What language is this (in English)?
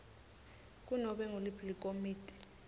Swati